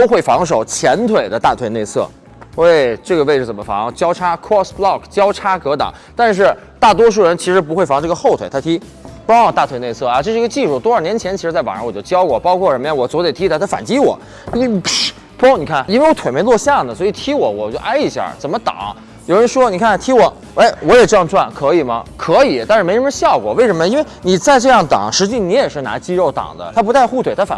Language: Chinese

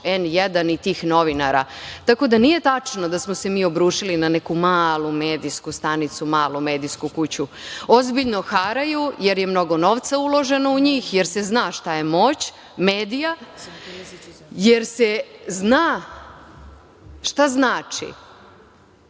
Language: Serbian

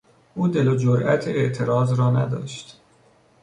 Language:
Persian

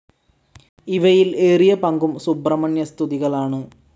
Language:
Malayalam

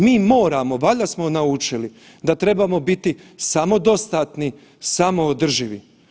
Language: Croatian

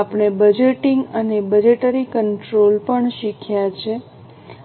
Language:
Gujarati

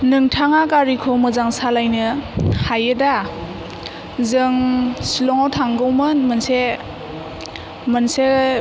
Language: Bodo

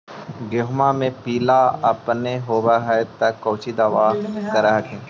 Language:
Magahi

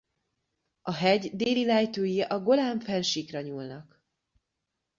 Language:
Hungarian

